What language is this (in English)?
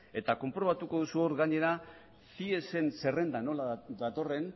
Basque